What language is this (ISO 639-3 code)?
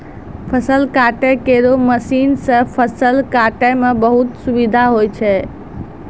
mai